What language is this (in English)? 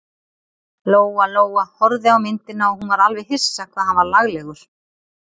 Icelandic